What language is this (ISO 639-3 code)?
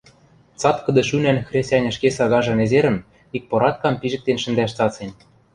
mrj